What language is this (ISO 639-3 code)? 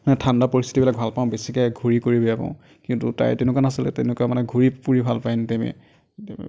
asm